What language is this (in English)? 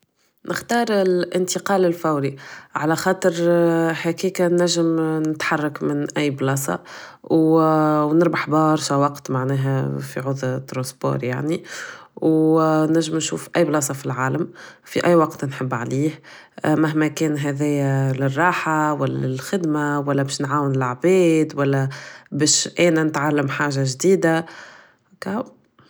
Tunisian Arabic